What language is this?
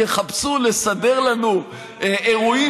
Hebrew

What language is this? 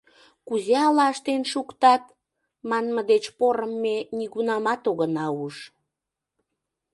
Mari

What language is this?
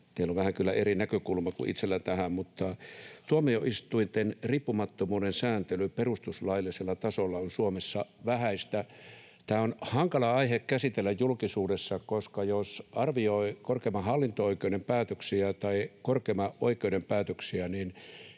Finnish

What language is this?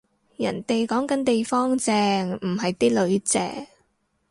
Cantonese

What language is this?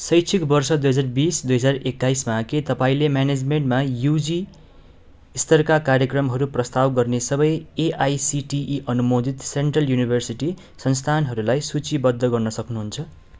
Nepali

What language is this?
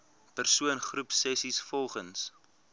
Afrikaans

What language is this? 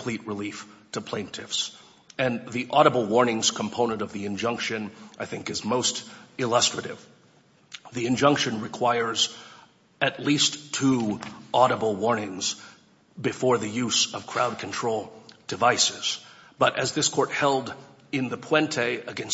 English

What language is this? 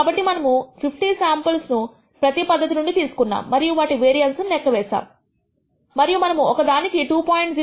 Telugu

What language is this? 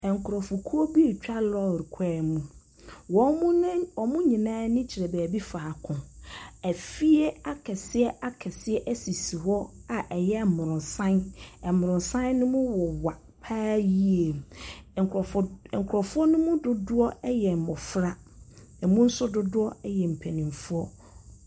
Akan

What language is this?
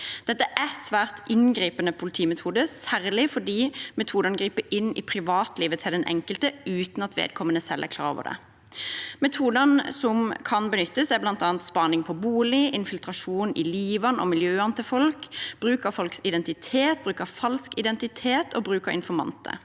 Norwegian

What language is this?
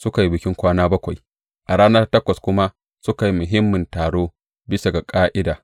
Hausa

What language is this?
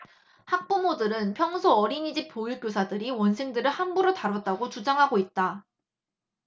Korean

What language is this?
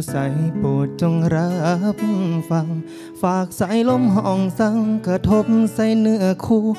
Thai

